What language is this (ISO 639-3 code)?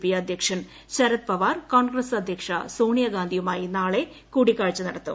mal